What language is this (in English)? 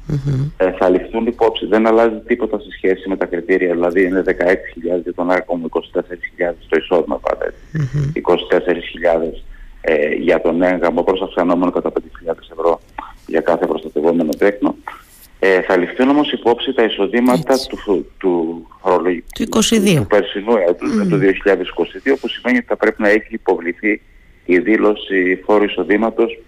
Greek